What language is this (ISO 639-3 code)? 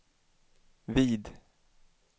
swe